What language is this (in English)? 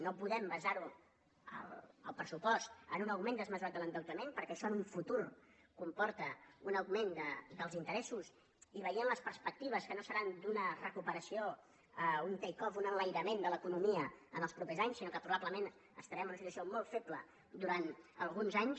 Catalan